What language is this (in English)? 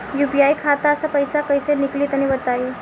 Bhojpuri